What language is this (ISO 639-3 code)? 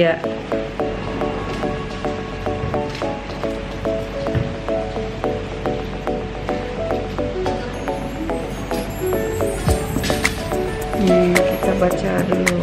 ind